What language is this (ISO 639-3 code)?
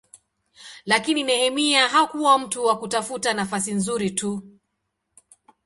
swa